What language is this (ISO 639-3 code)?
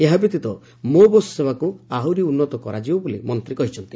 ori